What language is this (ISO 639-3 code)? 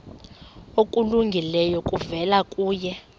xho